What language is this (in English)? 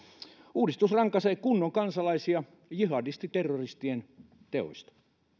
Finnish